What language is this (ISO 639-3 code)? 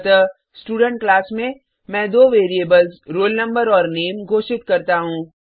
hin